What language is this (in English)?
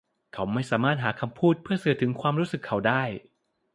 Thai